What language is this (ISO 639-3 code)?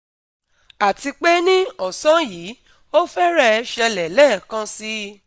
yor